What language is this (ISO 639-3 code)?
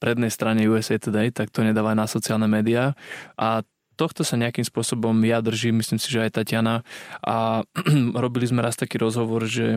slk